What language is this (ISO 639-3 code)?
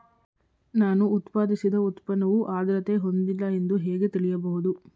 kan